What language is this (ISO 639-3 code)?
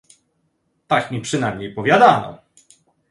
pol